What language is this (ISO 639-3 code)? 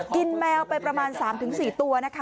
tha